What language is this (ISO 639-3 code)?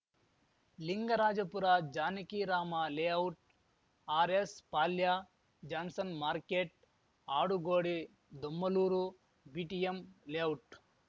kan